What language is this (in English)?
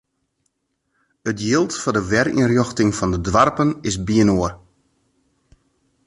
Western Frisian